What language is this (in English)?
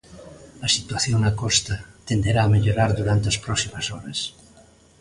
Galician